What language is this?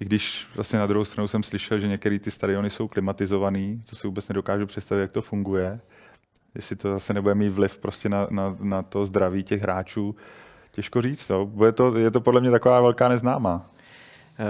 Czech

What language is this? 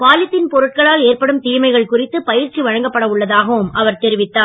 Tamil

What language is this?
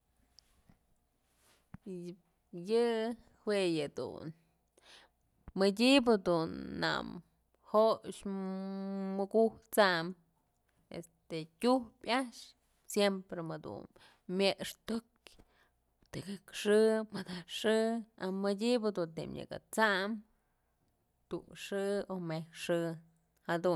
Mazatlán Mixe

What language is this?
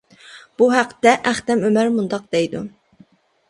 Uyghur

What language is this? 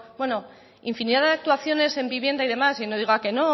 Spanish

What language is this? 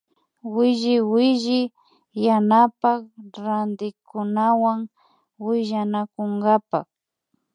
Imbabura Highland Quichua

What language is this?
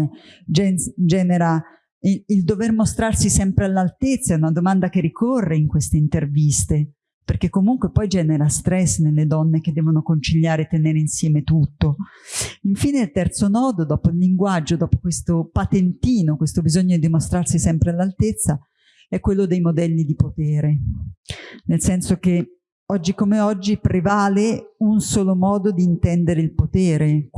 Italian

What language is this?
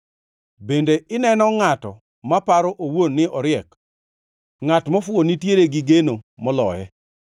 Luo (Kenya and Tanzania)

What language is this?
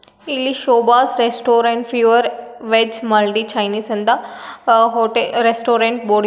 Kannada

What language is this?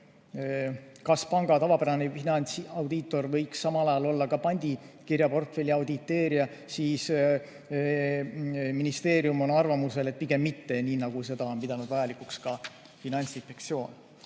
Estonian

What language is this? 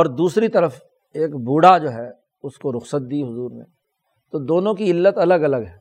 Urdu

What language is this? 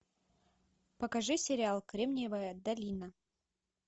Russian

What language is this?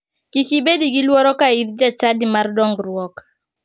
Luo (Kenya and Tanzania)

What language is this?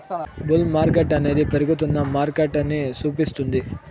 Telugu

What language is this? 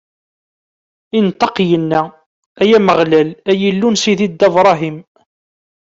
Kabyle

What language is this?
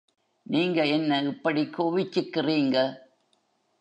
Tamil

